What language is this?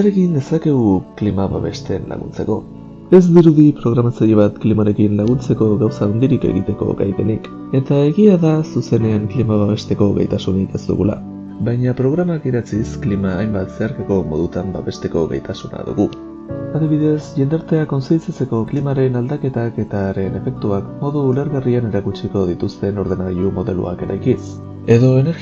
Spanish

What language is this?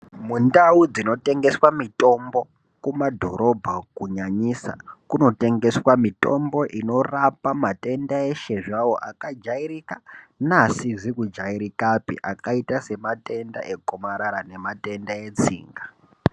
Ndau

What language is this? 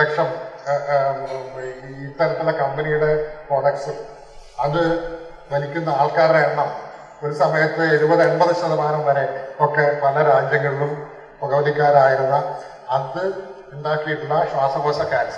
Malayalam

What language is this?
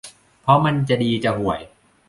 Thai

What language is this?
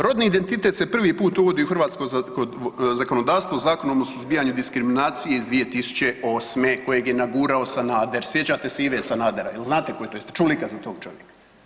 Croatian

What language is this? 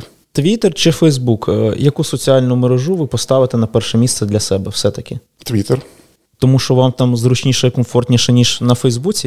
Ukrainian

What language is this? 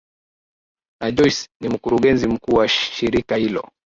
Swahili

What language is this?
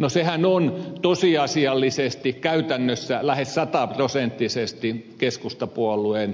Finnish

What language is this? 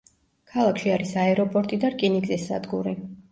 Georgian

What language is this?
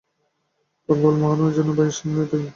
Bangla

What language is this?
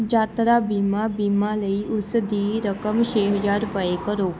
Punjabi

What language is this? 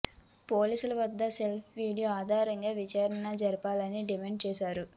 Telugu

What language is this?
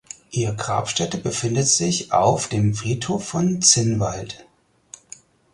German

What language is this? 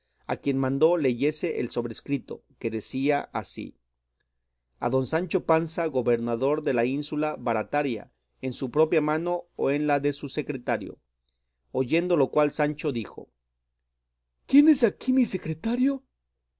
Spanish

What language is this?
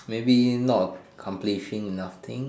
English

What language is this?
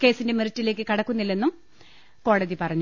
Malayalam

